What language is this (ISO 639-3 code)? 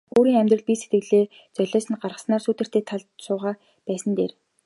mon